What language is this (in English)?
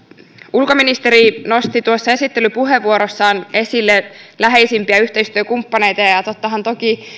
Finnish